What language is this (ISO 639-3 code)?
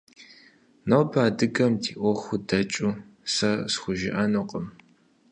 kbd